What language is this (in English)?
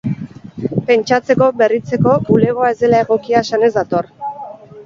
Basque